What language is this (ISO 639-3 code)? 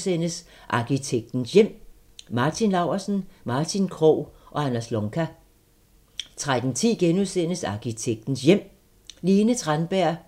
dan